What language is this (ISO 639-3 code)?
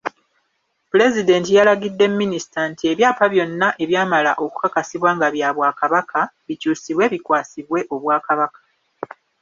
lug